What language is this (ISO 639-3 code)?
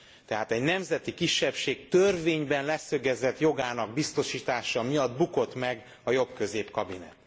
hun